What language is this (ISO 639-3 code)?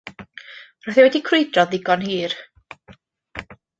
cym